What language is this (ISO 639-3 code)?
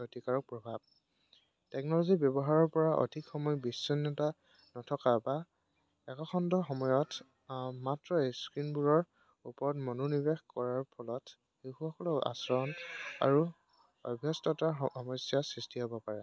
asm